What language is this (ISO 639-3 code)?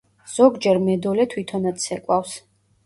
kat